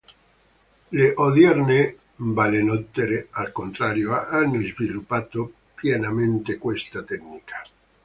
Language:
Italian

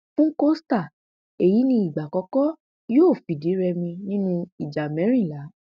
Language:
Yoruba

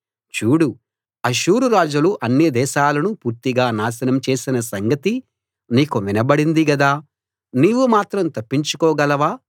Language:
Telugu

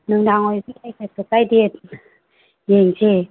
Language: Manipuri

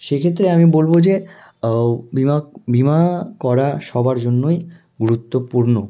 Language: Bangla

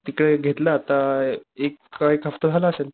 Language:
Marathi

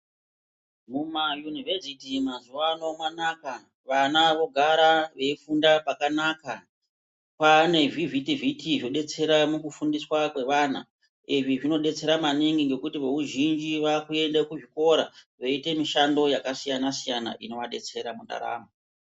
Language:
Ndau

